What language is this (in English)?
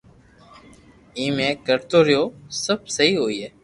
Loarki